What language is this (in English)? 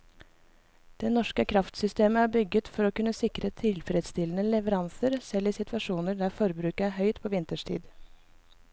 Norwegian